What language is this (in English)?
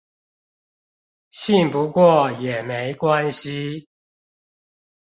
Chinese